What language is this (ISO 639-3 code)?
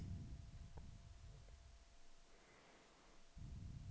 dan